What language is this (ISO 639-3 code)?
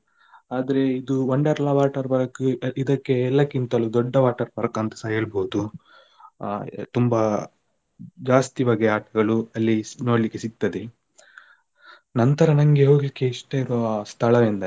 kan